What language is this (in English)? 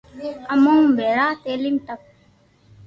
Loarki